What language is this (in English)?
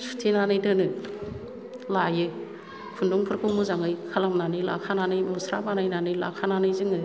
Bodo